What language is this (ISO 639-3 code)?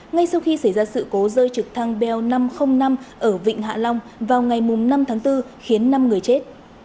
vie